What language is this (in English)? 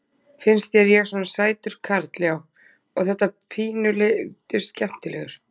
Icelandic